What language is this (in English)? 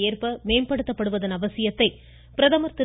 Tamil